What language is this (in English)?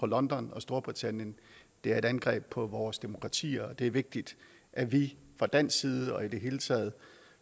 Danish